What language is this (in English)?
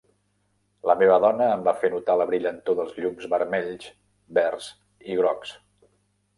Catalan